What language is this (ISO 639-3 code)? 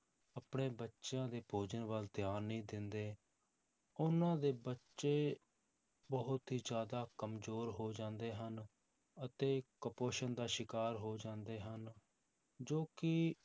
pan